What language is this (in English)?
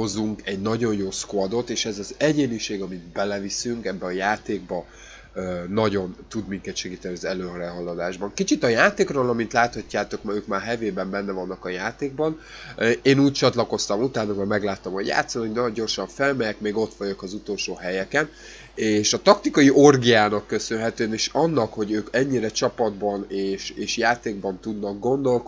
Hungarian